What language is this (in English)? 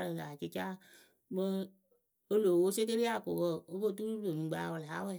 Akebu